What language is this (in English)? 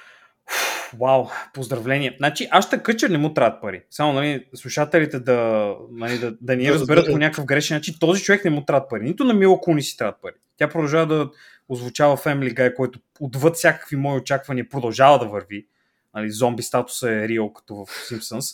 Bulgarian